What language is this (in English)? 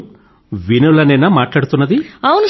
Telugu